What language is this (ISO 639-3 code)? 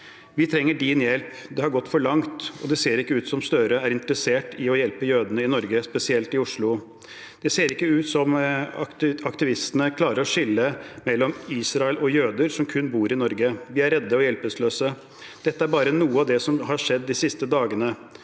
nor